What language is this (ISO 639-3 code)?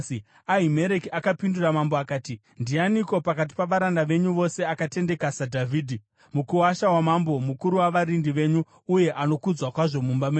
sna